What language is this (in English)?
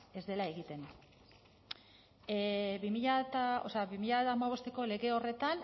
Basque